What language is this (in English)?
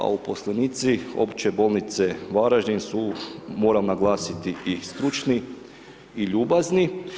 Croatian